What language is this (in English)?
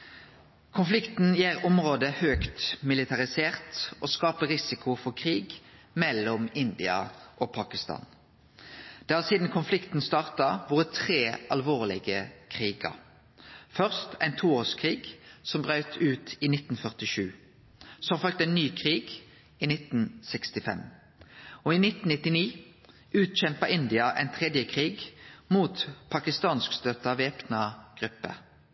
Norwegian Nynorsk